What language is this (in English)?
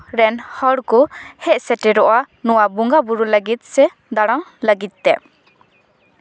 Santali